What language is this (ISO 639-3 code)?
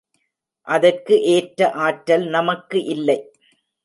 tam